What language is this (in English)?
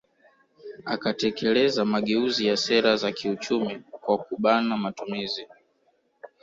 Swahili